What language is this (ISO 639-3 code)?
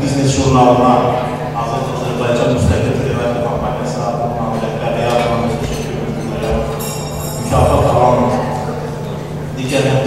tur